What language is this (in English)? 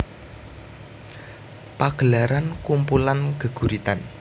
Javanese